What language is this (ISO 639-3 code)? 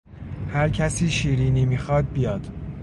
fas